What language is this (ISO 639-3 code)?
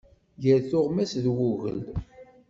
kab